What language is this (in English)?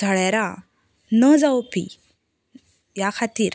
Konkani